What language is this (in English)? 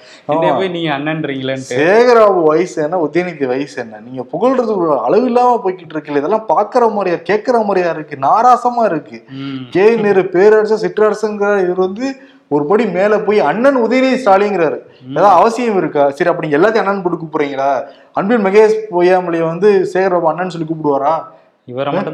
Tamil